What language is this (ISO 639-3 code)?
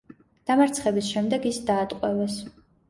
kat